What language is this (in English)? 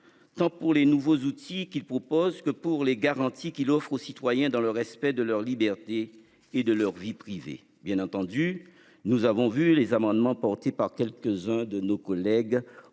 French